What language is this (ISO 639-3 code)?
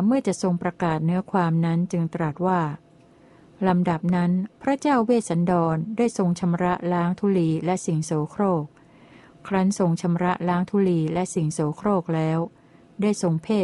tha